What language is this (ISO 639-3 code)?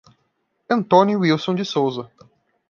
por